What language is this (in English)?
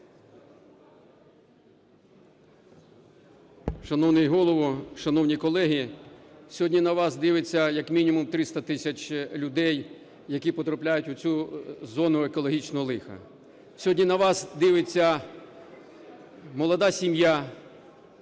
Ukrainian